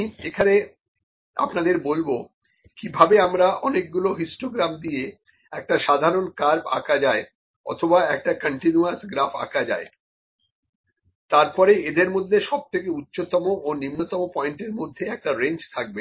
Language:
Bangla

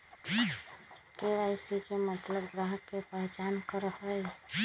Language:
Magahi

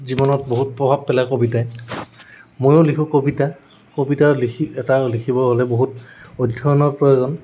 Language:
Assamese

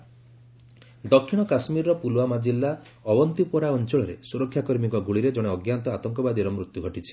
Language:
Odia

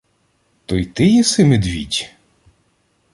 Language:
Ukrainian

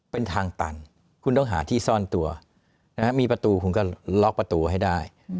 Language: Thai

